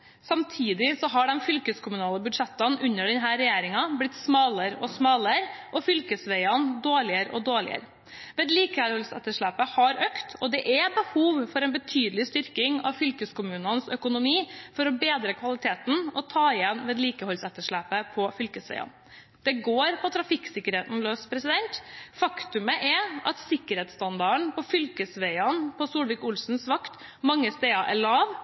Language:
Norwegian Bokmål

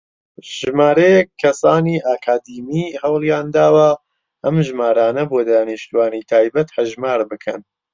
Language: Central Kurdish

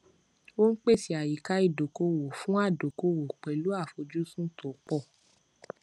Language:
Yoruba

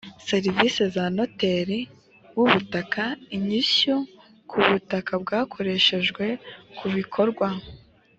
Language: Kinyarwanda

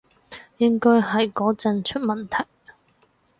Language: Cantonese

